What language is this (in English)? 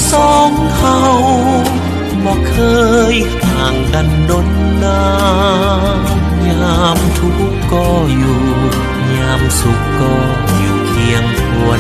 Thai